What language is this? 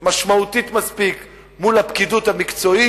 Hebrew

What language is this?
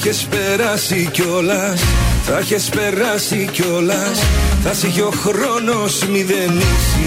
Greek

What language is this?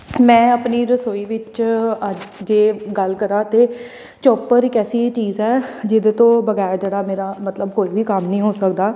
Punjabi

